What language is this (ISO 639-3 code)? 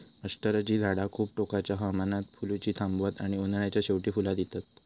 mar